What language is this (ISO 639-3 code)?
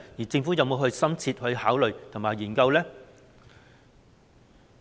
yue